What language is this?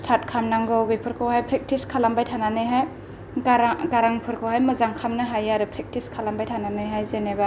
Bodo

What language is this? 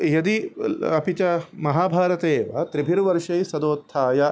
Sanskrit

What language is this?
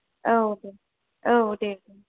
Bodo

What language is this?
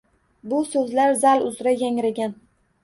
Uzbek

